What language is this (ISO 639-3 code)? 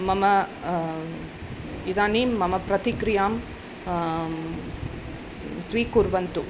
san